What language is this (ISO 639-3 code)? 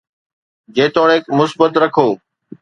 snd